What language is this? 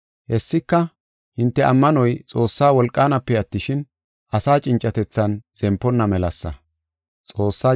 Gofa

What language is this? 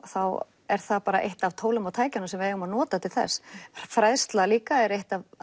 Icelandic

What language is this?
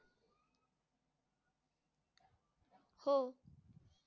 Marathi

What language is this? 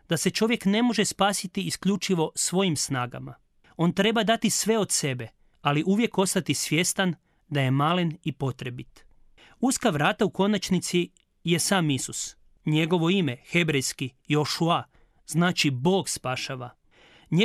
Croatian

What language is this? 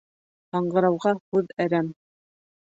Bashkir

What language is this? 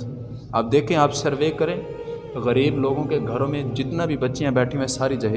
Urdu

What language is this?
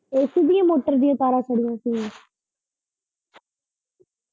Punjabi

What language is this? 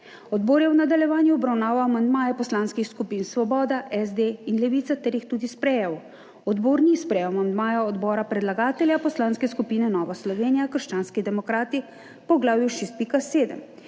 Slovenian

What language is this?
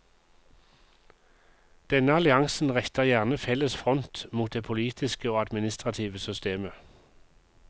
Norwegian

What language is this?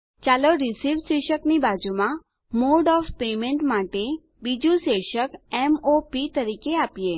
Gujarati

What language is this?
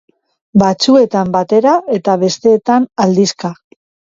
Basque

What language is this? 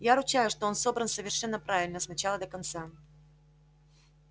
Russian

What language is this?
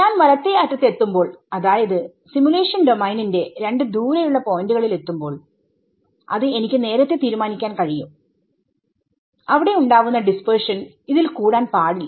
Malayalam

